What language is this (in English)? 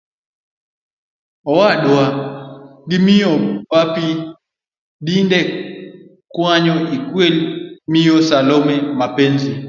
Luo (Kenya and Tanzania)